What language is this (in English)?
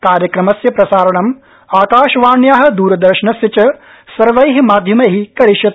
Sanskrit